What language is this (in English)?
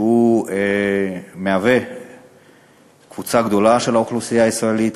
Hebrew